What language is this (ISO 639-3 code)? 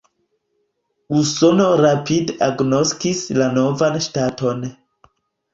epo